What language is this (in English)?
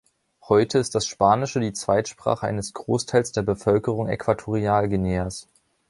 German